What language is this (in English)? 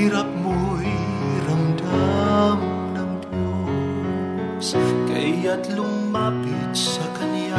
Filipino